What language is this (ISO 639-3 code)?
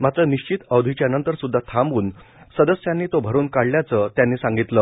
mar